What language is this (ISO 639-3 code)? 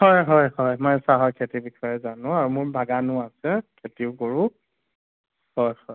asm